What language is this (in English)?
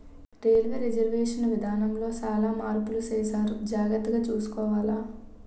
Telugu